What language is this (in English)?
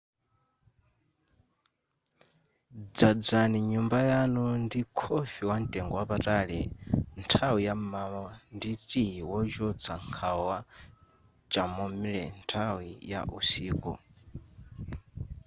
Nyanja